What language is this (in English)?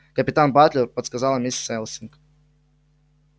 Russian